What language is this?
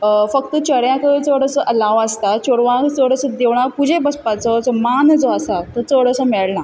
Konkani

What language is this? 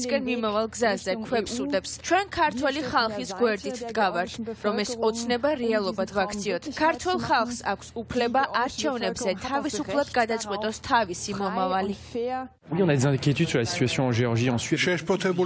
Romanian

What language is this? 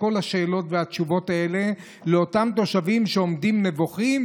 Hebrew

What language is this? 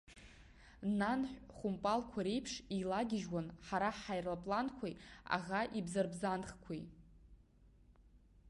Abkhazian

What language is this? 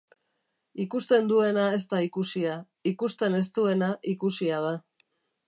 Basque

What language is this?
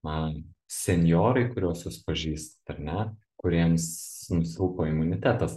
Lithuanian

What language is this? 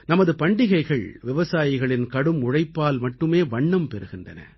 Tamil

